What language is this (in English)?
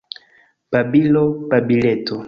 Esperanto